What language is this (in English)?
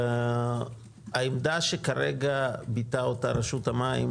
Hebrew